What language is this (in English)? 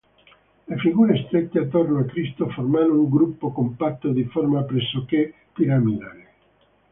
Italian